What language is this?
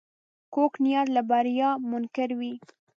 Pashto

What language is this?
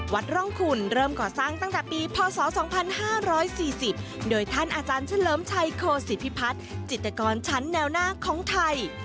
Thai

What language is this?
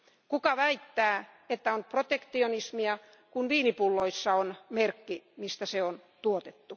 Finnish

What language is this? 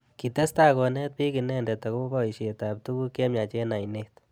Kalenjin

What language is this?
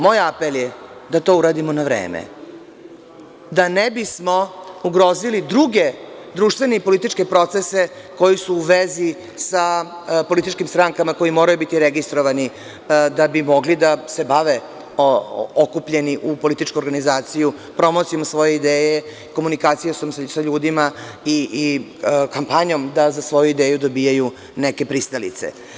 Serbian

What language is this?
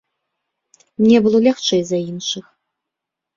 Belarusian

